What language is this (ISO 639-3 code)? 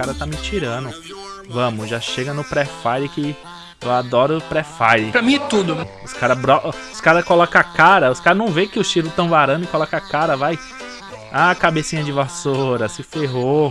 por